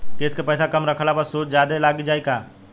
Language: Bhojpuri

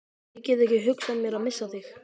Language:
Icelandic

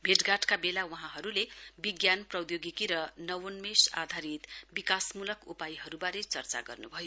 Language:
Nepali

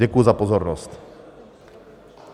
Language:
Czech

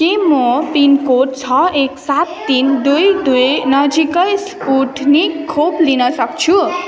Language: Nepali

